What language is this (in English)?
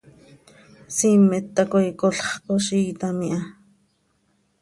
Seri